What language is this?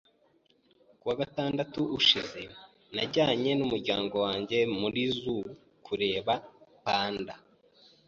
Kinyarwanda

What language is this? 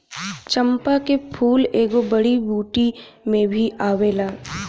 Bhojpuri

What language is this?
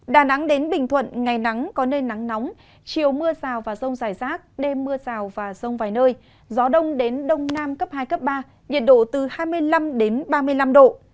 Vietnamese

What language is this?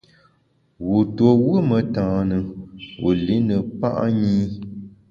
Bamun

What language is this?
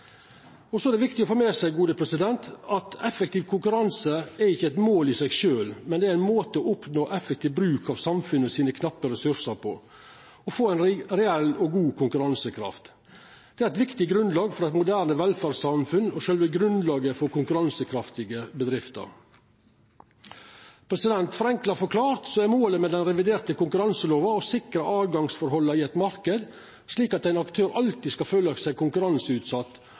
Norwegian Nynorsk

